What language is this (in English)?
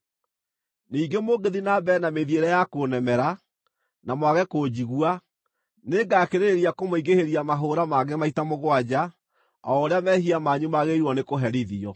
Kikuyu